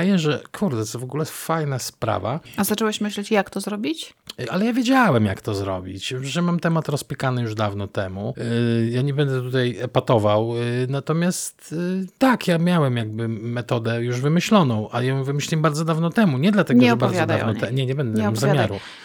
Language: Polish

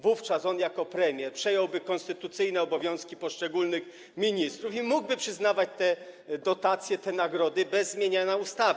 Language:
Polish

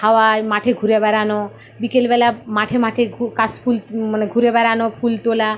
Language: Bangla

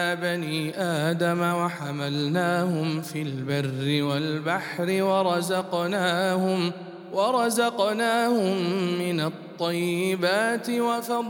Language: Arabic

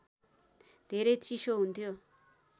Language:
Nepali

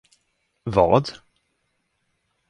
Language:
Swedish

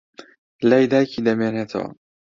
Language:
Central Kurdish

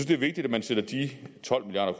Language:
Danish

